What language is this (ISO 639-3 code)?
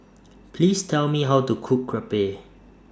eng